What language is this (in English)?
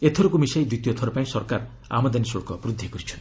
Odia